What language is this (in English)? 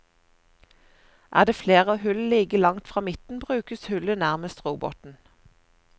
Norwegian